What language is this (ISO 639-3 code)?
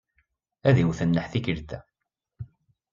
kab